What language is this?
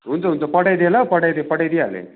Nepali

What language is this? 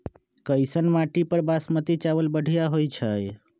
Magahi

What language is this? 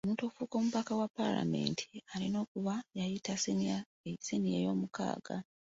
Ganda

